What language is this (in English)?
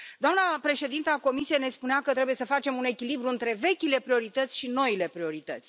Romanian